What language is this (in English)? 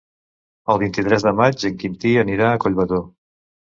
Catalan